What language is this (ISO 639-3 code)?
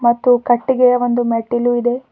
kan